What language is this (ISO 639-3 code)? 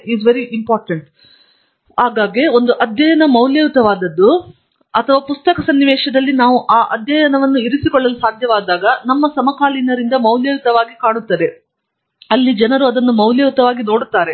kan